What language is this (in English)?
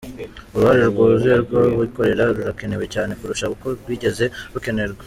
Kinyarwanda